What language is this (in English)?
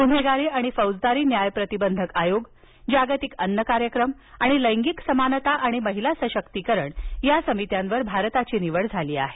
Marathi